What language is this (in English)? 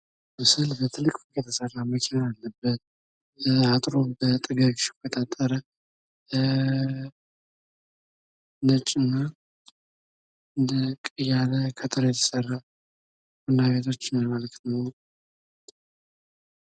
Amharic